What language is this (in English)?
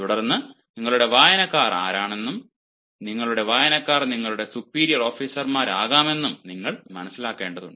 Malayalam